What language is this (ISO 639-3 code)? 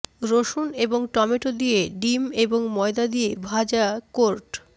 ben